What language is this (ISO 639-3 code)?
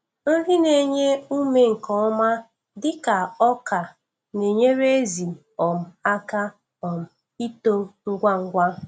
ibo